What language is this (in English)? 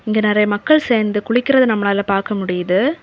Tamil